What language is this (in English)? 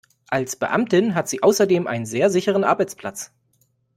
German